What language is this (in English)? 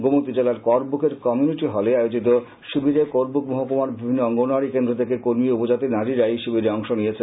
Bangla